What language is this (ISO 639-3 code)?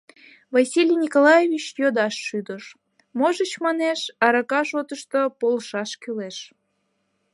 chm